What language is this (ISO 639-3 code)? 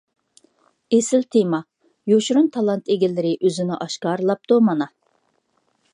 uig